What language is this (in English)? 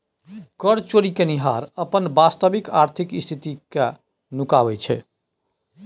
Maithili